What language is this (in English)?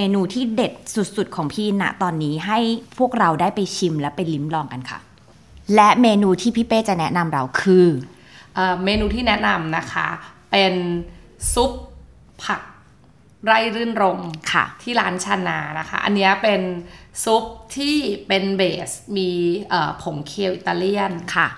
Thai